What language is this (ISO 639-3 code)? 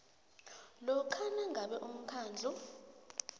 nbl